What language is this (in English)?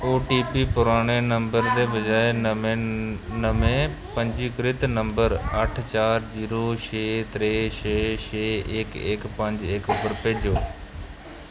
Dogri